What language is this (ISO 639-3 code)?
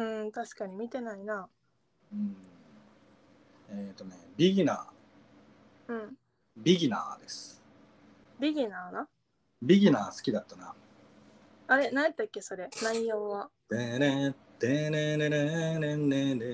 jpn